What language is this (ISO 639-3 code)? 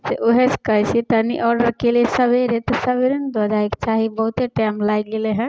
mai